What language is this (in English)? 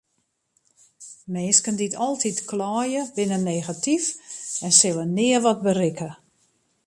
Western Frisian